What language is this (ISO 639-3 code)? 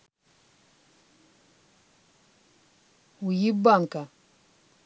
rus